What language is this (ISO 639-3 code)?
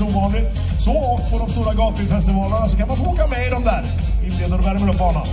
tur